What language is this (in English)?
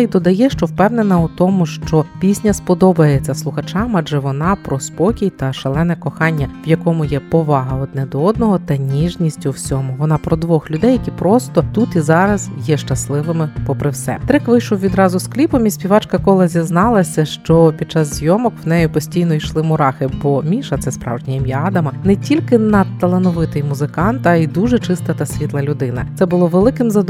Ukrainian